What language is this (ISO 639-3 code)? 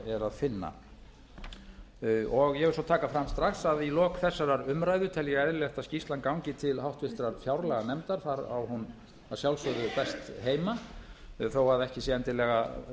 isl